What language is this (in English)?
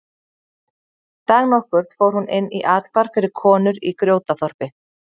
Icelandic